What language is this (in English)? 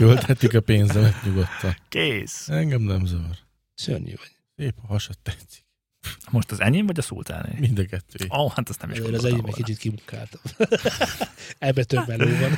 Hungarian